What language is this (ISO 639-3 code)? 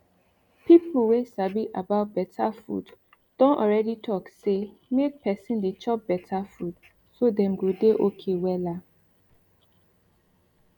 pcm